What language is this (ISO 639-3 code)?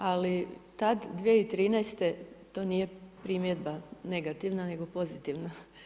hrv